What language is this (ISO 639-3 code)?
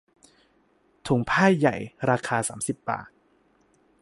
tha